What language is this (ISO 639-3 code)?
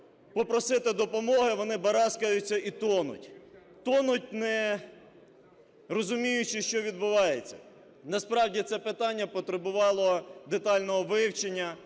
ukr